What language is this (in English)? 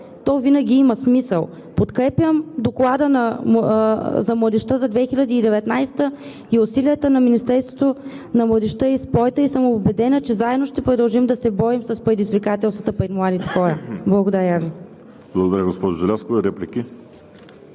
Bulgarian